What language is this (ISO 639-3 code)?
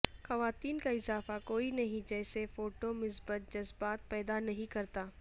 urd